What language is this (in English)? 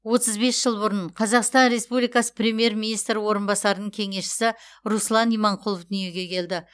Kazakh